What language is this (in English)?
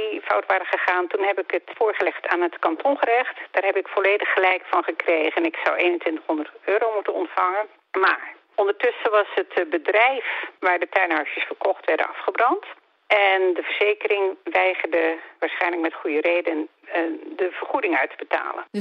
Dutch